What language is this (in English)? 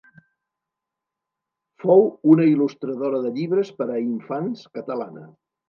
Catalan